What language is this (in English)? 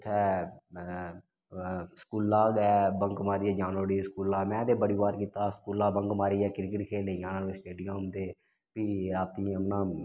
Dogri